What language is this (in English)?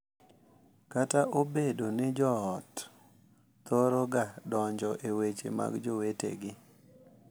Luo (Kenya and Tanzania)